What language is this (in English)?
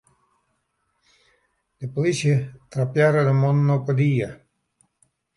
Western Frisian